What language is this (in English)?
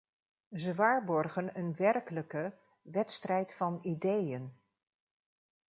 Dutch